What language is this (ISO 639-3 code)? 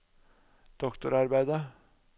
nor